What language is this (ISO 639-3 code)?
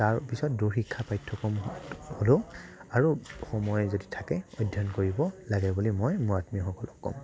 asm